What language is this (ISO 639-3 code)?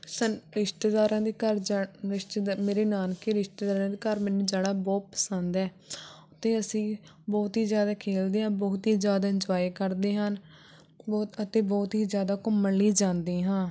pan